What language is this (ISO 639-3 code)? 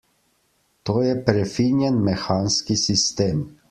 slv